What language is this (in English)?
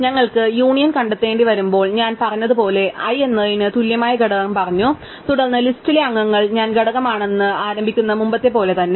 Malayalam